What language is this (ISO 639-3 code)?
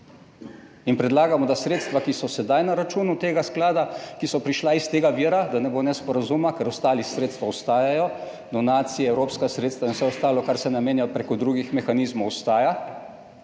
slv